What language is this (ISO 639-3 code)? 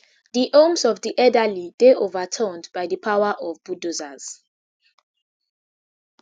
pcm